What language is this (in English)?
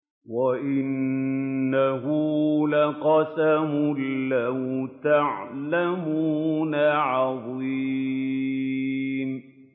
Arabic